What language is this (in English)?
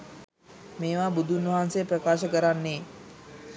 Sinhala